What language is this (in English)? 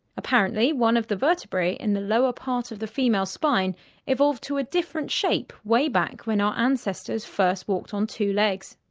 English